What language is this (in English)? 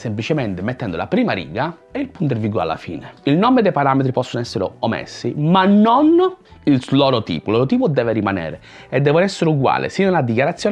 Italian